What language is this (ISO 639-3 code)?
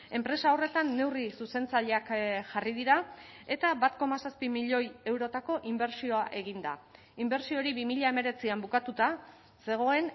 eus